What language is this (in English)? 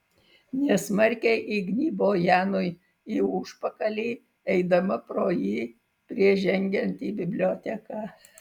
Lithuanian